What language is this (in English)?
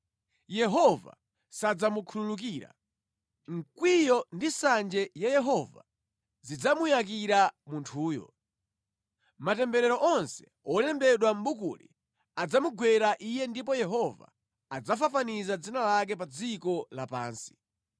Nyanja